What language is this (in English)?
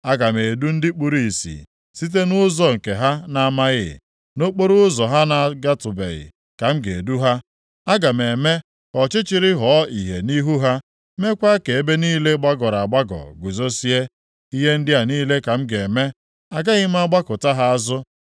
Igbo